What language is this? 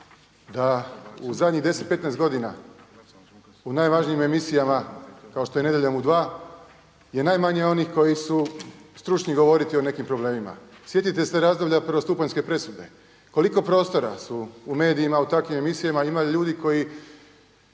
Croatian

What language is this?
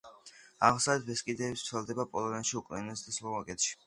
Georgian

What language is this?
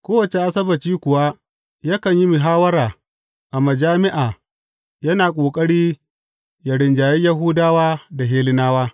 Hausa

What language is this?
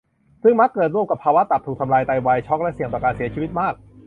Thai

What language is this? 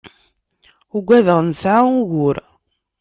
Kabyle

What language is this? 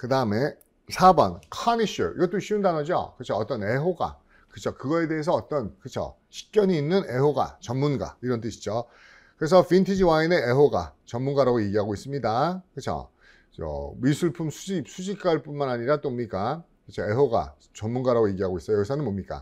Korean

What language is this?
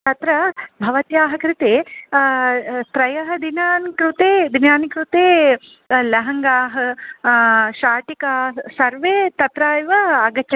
Sanskrit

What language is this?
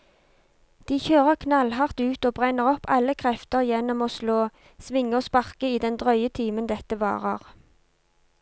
Norwegian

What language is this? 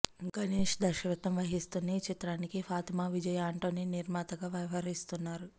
Telugu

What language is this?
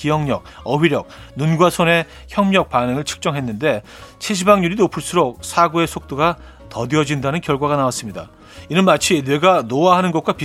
Korean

